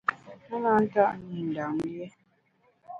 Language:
Bamun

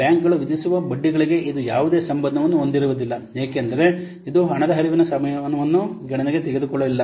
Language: Kannada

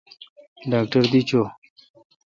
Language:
Kalkoti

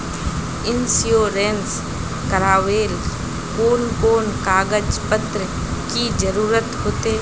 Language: Magahi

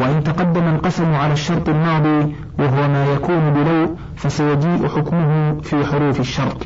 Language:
Arabic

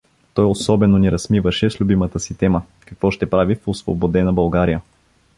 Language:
Bulgarian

